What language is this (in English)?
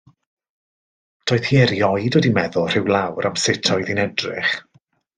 Welsh